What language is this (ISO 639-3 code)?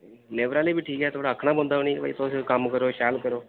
doi